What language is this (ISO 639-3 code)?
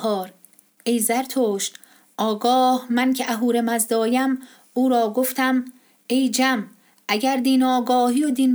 fas